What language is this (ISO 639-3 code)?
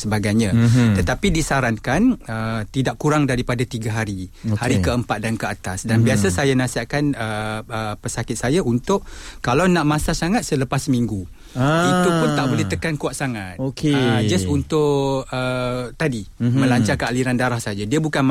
msa